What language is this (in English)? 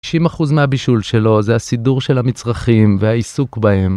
Hebrew